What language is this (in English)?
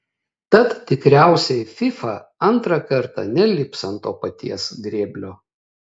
Lithuanian